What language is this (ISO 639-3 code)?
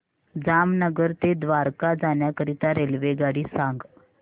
mar